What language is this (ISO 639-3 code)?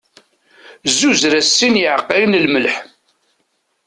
kab